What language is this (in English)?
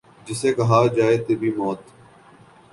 Urdu